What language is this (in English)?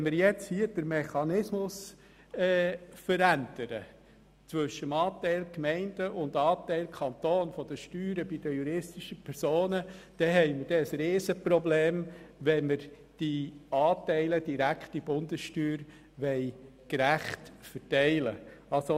Swiss German